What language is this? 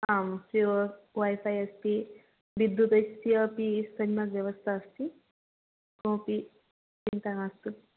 Sanskrit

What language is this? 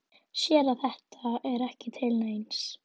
Icelandic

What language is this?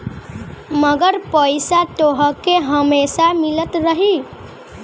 Bhojpuri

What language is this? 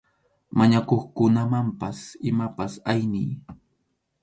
Arequipa-La Unión Quechua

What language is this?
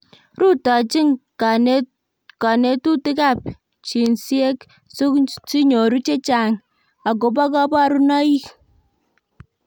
Kalenjin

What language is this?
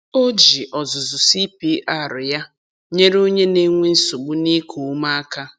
Igbo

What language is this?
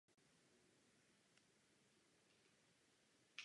Czech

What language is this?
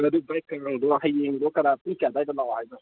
Manipuri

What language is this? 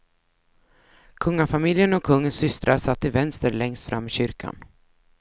Swedish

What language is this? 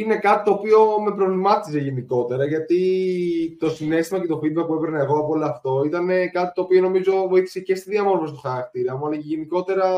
Greek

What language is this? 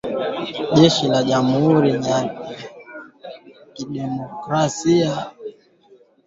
Swahili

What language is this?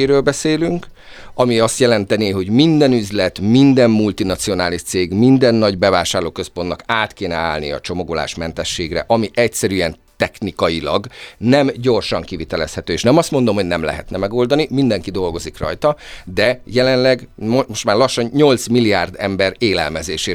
Hungarian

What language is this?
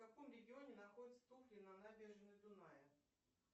Russian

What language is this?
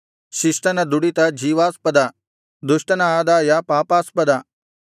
Kannada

